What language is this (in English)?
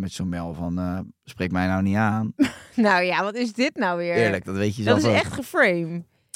Dutch